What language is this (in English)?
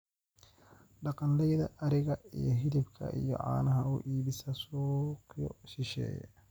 Somali